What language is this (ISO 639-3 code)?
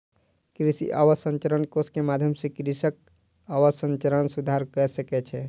mai